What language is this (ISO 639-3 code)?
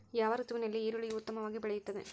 kan